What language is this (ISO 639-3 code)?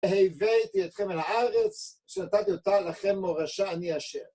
heb